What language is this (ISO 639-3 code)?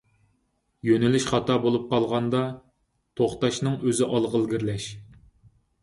uig